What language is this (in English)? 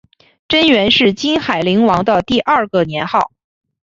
Chinese